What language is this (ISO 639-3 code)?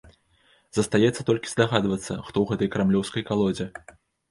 bel